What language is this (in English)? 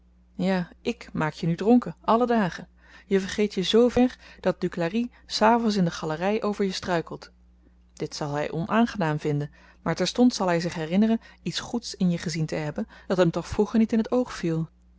Dutch